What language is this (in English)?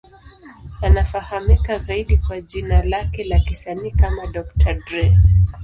Swahili